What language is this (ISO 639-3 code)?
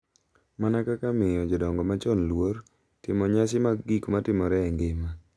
luo